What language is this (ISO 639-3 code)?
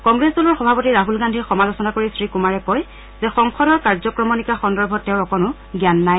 asm